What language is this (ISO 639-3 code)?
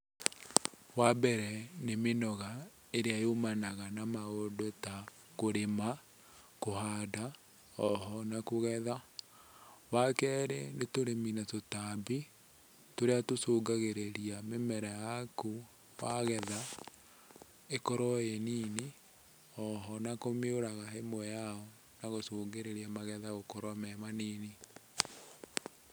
kik